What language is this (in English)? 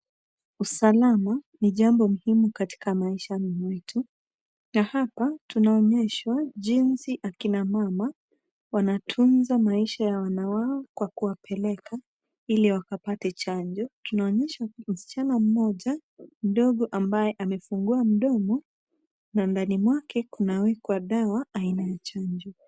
Swahili